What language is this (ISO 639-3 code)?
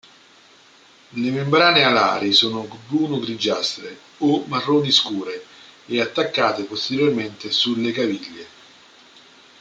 ita